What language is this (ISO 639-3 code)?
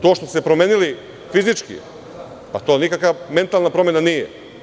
srp